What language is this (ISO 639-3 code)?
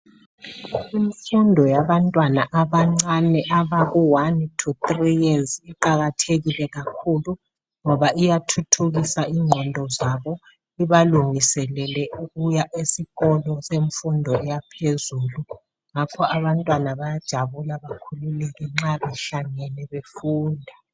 nde